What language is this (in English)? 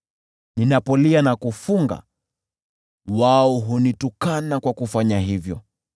Swahili